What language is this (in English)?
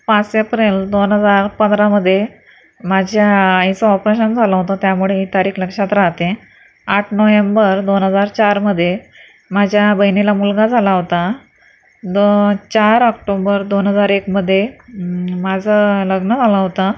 Marathi